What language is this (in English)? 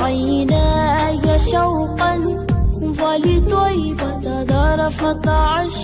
Urdu